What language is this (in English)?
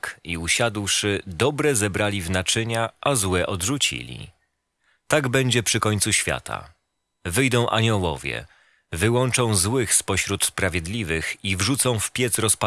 Polish